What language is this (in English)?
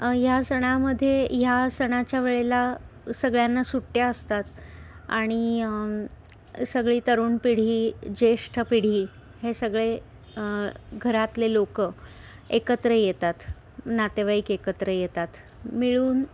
Marathi